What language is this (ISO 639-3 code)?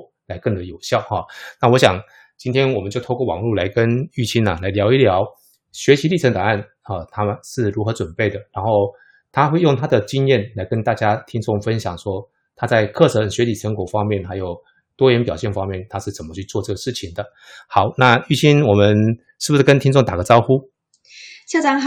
zho